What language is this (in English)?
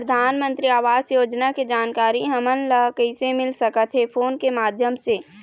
Chhattisgarhi